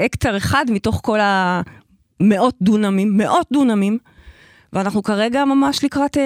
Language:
Hebrew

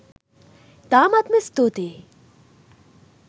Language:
Sinhala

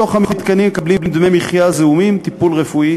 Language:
Hebrew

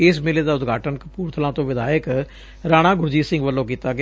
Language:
Punjabi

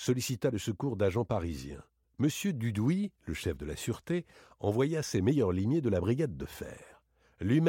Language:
French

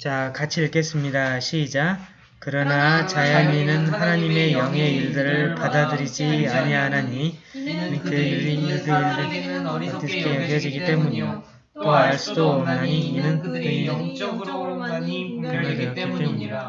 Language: Korean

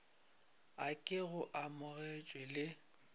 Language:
Northern Sotho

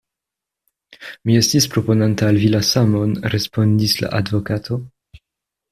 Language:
Esperanto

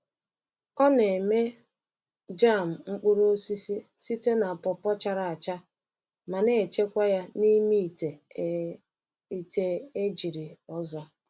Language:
Igbo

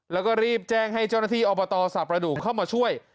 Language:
Thai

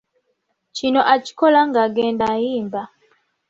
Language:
Ganda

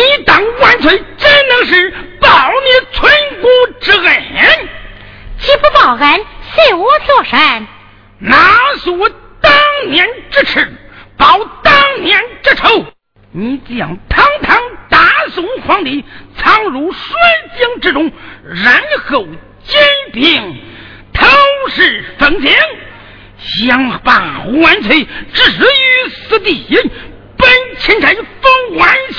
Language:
Chinese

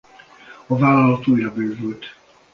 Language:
Hungarian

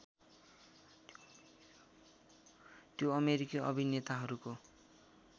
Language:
Nepali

